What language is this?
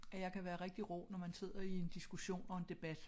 Danish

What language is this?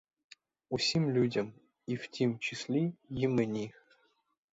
Ukrainian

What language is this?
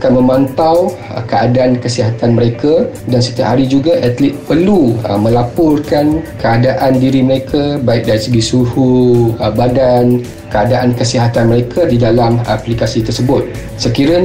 Malay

